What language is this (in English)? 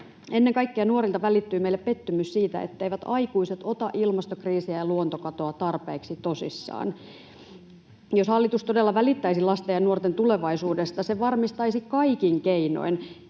Finnish